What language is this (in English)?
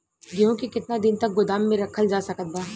Bhojpuri